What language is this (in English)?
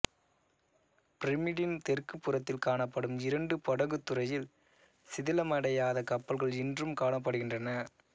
Tamil